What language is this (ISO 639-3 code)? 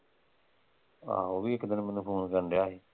pan